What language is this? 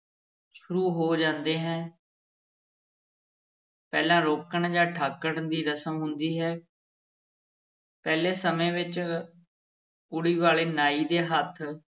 Punjabi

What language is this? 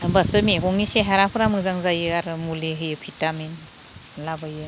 Bodo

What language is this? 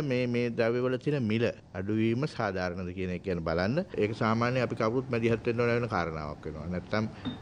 Hindi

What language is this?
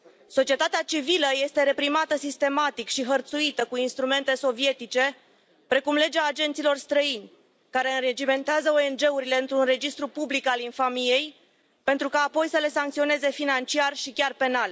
Romanian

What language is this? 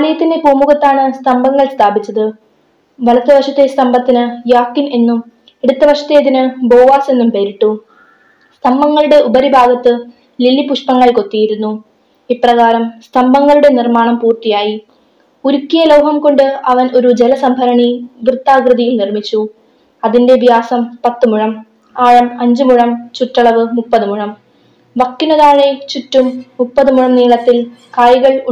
Malayalam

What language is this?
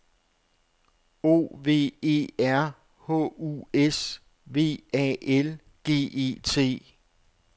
Danish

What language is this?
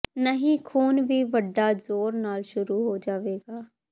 Punjabi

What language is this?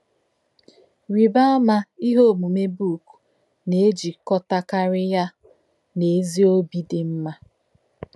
Igbo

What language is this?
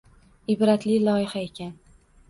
Uzbek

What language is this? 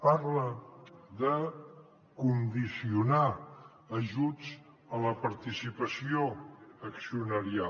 Catalan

